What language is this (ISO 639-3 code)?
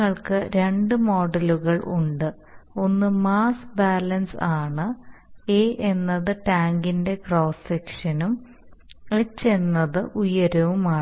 mal